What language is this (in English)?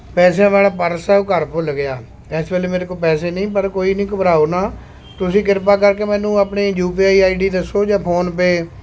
Punjabi